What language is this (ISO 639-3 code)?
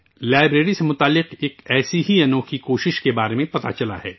urd